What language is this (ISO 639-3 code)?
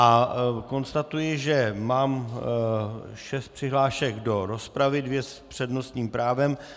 ces